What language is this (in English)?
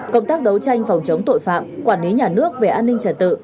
Vietnamese